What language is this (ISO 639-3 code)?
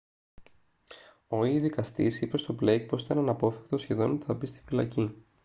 ell